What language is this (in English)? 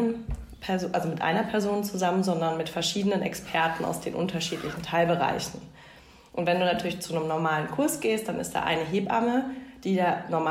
German